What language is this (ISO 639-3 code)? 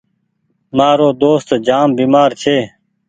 gig